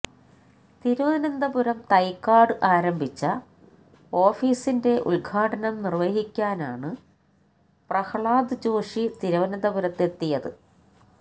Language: Malayalam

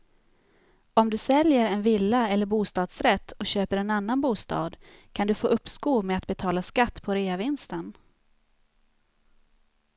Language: Swedish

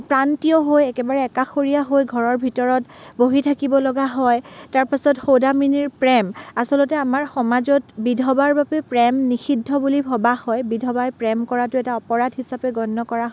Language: Assamese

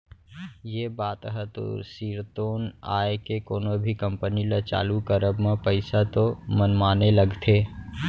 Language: Chhattisgarhi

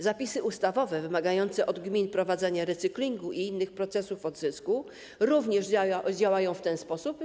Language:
Polish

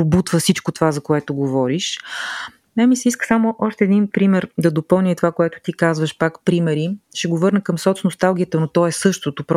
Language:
Bulgarian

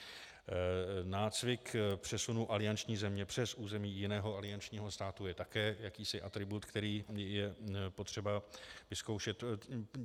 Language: Czech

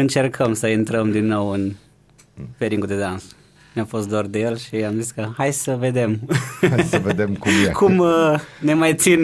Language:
Romanian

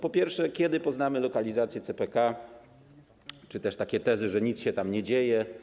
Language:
Polish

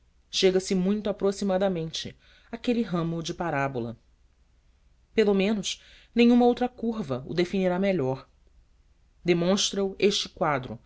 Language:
Portuguese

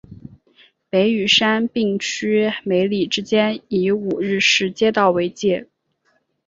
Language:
Chinese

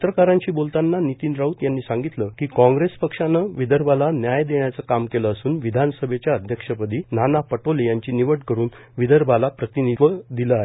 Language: Marathi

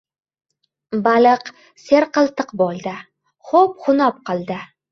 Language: Uzbek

